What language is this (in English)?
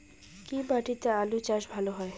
Bangla